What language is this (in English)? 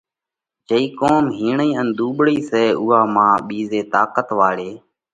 Parkari Koli